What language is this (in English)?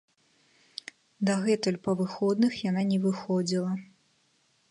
Belarusian